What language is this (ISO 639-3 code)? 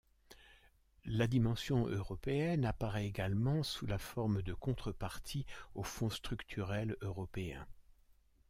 fra